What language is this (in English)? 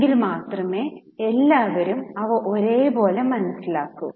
Malayalam